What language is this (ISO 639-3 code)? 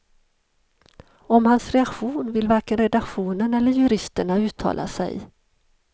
swe